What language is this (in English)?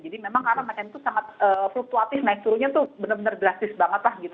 Indonesian